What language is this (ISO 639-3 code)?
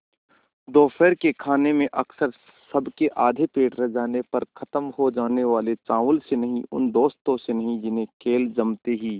hin